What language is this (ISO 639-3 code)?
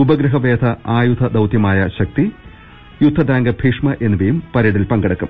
mal